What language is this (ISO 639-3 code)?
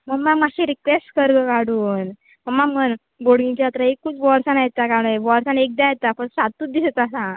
kok